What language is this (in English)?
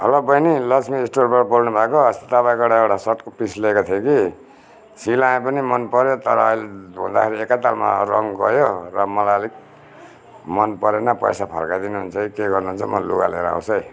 Nepali